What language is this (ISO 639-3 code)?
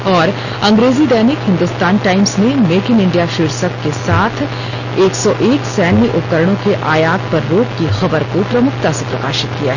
hin